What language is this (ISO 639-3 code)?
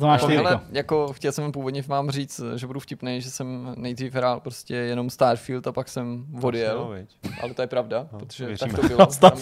ces